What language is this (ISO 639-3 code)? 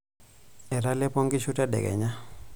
mas